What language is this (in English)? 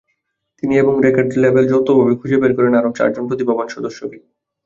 Bangla